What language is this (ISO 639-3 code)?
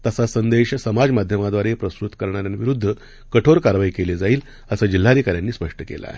mar